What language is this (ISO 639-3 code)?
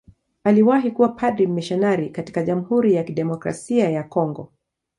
swa